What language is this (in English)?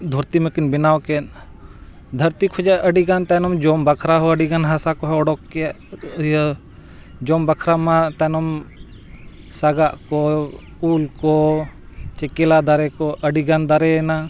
Santali